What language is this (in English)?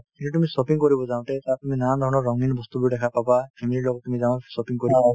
Assamese